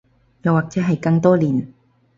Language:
Cantonese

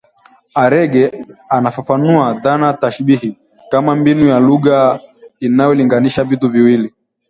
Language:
Swahili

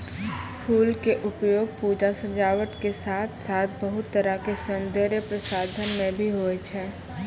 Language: Maithili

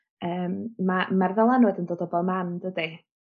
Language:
Welsh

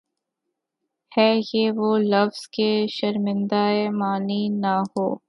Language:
Urdu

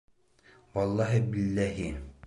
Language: Bashkir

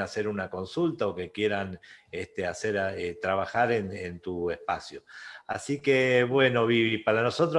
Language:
Spanish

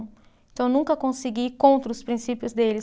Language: Portuguese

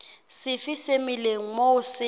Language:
Southern Sotho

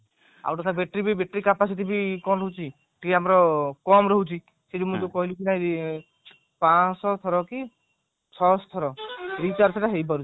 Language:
Odia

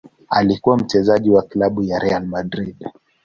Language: Swahili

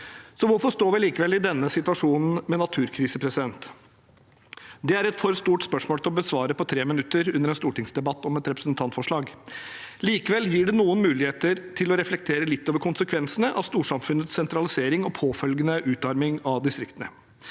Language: Norwegian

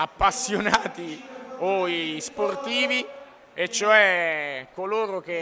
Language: Italian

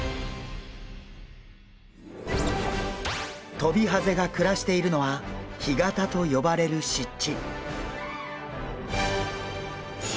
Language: Japanese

